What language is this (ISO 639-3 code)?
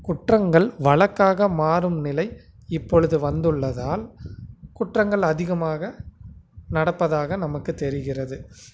tam